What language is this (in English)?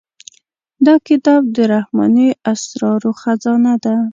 Pashto